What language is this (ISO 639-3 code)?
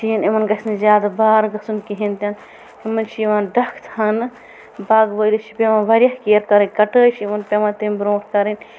kas